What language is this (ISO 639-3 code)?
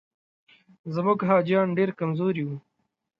pus